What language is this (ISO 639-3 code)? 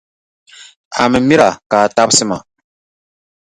dag